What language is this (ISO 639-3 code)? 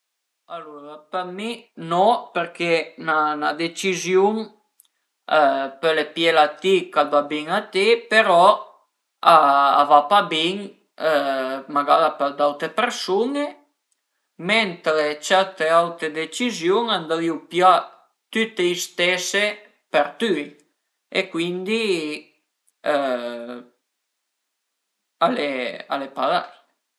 pms